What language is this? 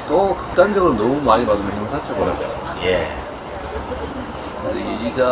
Korean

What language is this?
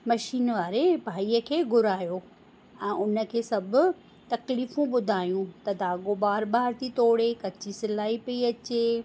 Sindhi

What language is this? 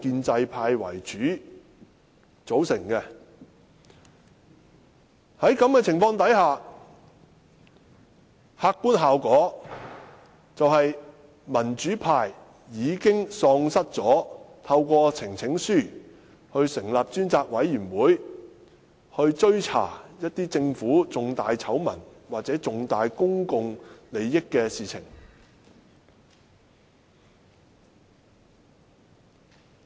Cantonese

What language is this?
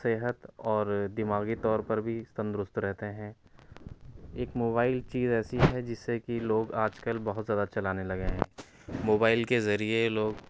Urdu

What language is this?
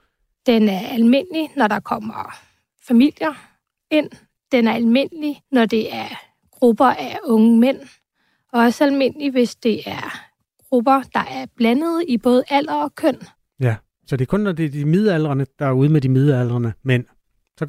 Danish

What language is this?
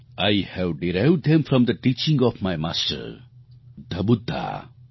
Gujarati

